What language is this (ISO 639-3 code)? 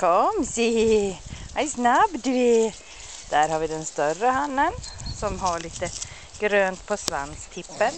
swe